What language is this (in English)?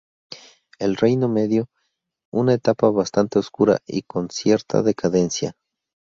Spanish